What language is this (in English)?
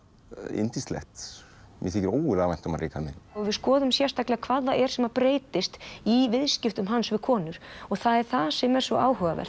Icelandic